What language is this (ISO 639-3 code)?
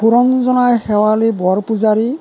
asm